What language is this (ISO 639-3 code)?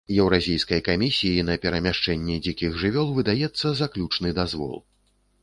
bel